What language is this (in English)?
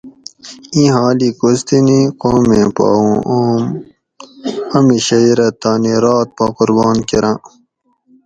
Gawri